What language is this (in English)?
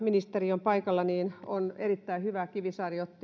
Finnish